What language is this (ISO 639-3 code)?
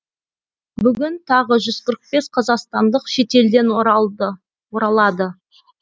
kaz